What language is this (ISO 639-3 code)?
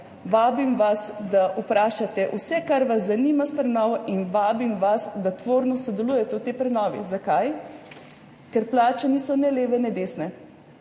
slv